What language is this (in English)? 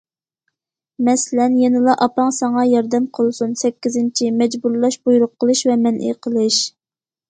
Uyghur